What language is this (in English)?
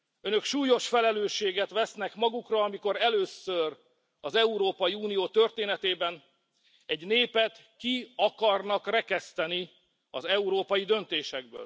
Hungarian